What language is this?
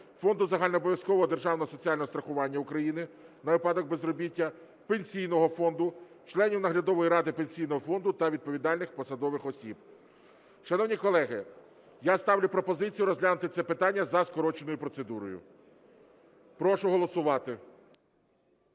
Ukrainian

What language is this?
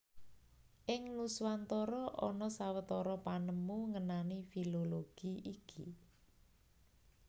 Javanese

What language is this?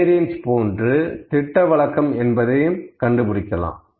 Tamil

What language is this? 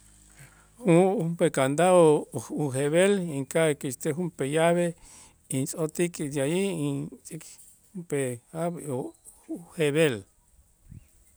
Itzá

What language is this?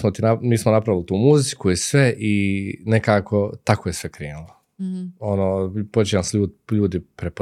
Croatian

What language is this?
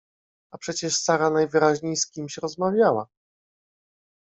Polish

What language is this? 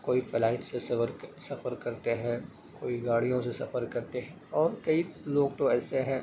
Urdu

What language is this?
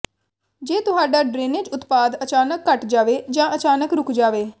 Punjabi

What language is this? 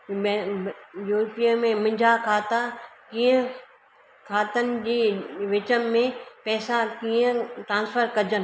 Sindhi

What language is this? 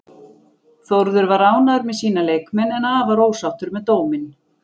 Icelandic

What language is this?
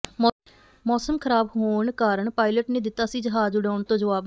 Punjabi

